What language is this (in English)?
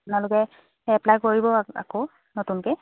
Assamese